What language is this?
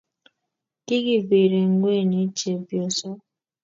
Kalenjin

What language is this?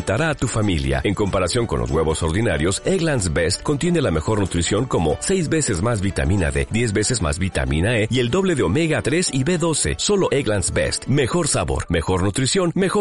Spanish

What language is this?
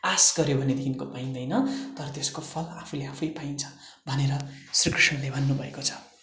Nepali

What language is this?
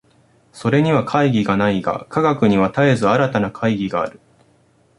Japanese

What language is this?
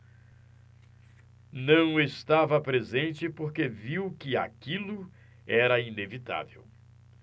Portuguese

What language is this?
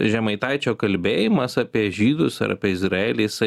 Lithuanian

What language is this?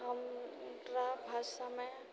Maithili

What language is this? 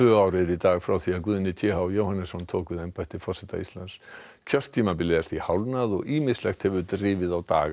Icelandic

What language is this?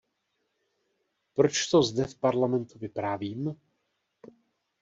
Czech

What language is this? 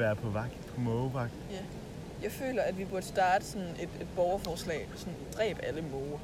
Danish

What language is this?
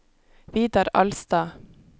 Norwegian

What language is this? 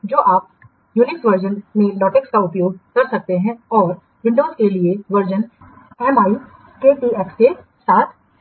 Hindi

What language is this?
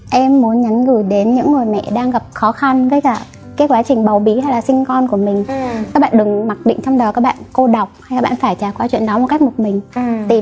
Vietnamese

